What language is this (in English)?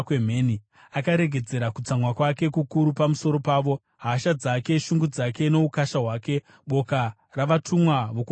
Shona